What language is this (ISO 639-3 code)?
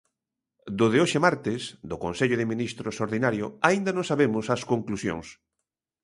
glg